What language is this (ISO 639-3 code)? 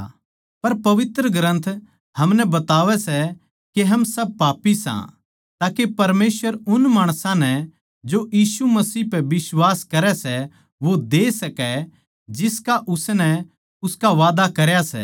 bgc